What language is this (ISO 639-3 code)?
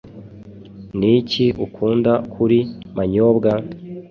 kin